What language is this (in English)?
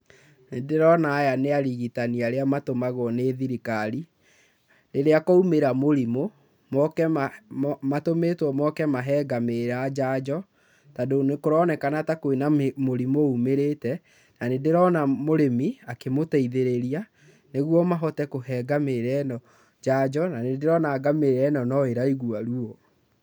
Kikuyu